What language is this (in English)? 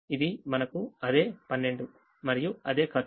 Telugu